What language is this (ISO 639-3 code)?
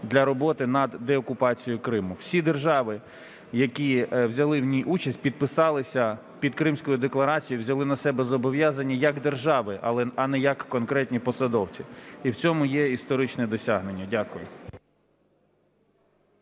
ukr